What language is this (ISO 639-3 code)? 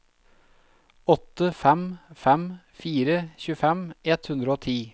nor